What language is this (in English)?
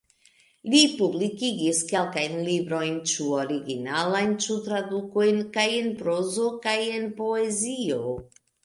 Esperanto